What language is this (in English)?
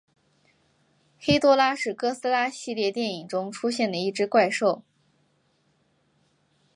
Chinese